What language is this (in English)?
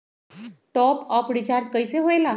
Magahi